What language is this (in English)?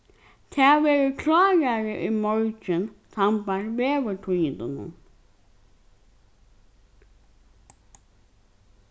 Faroese